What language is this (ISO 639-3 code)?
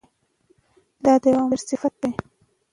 pus